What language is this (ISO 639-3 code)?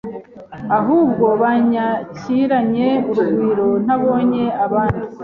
kin